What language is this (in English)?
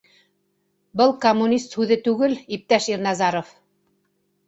Bashkir